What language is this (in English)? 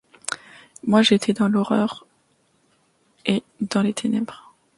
French